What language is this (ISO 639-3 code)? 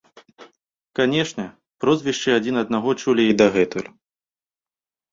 bel